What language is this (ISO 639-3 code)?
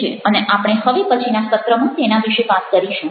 guj